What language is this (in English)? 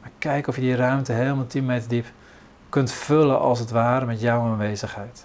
Dutch